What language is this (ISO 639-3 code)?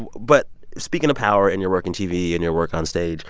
eng